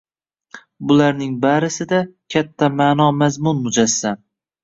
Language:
Uzbek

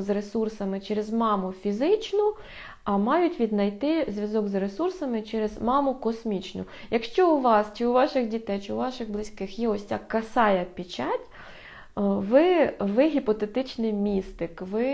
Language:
Ukrainian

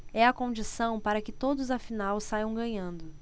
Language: Portuguese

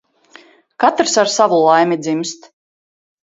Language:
Latvian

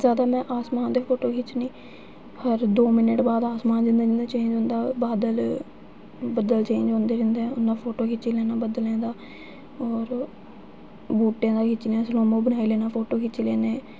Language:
Dogri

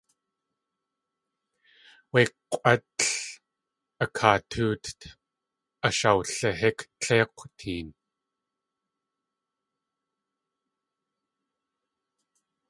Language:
Tlingit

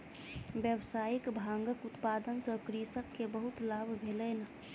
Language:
Maithili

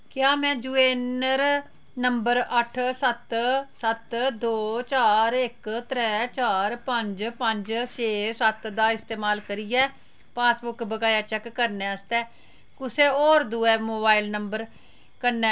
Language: Dogri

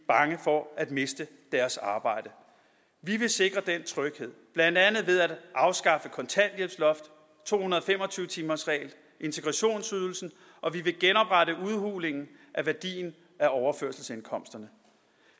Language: Danish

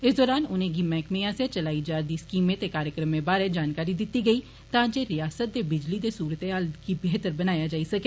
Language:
Dogri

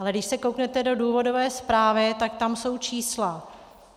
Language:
Czech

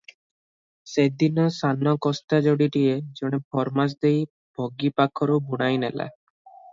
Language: Odia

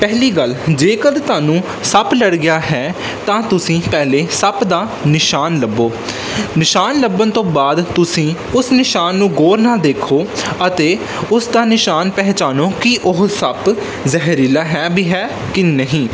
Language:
Punjabi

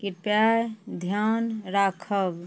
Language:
Maithili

